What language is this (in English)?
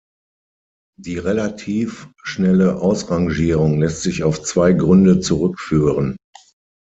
German